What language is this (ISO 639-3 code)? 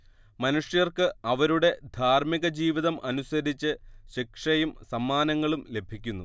mal